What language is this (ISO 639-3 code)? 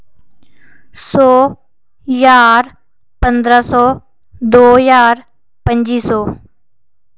doi